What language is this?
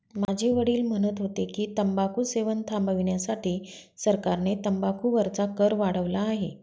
Marathi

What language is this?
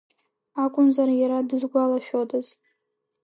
Abkhazian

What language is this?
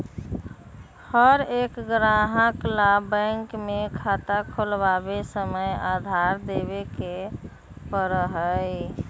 Magahi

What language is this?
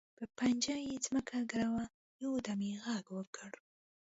Pashto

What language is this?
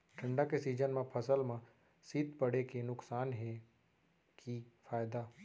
Chhattisgarhi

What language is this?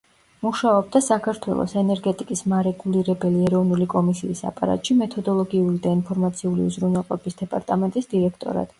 Georgian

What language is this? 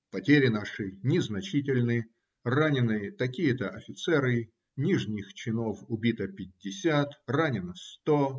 Russian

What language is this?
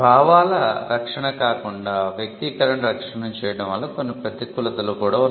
Telugu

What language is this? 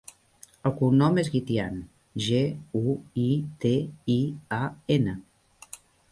Catalan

